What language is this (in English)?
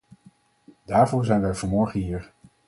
Dutch